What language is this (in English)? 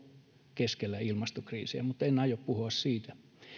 Finnish